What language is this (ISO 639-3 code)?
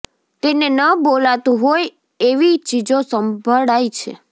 guj